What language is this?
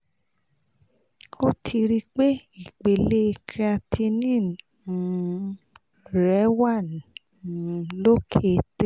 Yoruba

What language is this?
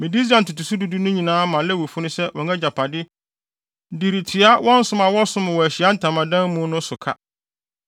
Akan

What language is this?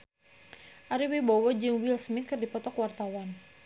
Sundanese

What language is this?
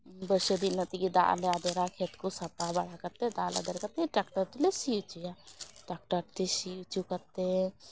Santali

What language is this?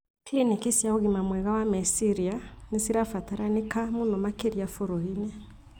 Kikuyu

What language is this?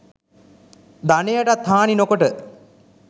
Sinhala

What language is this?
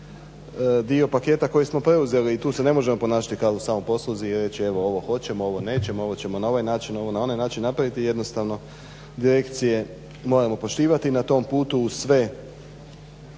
Croatian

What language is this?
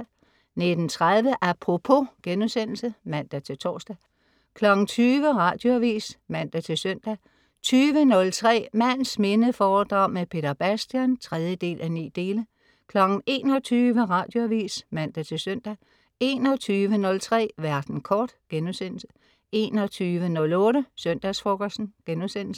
Danish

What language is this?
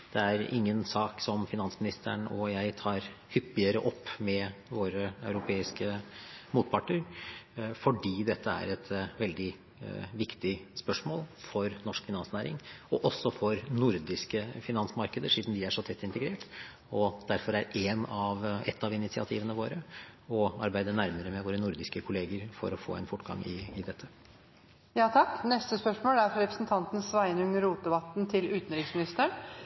Norwegian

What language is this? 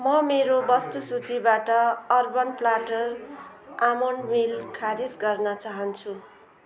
Nepali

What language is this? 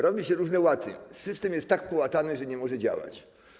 Polish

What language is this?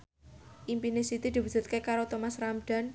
Javanese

